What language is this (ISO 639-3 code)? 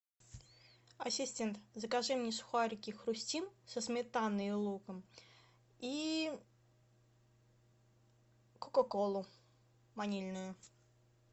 rus